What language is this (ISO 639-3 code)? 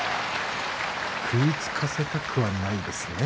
jpn